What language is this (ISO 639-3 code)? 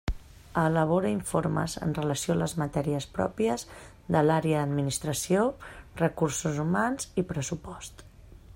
cat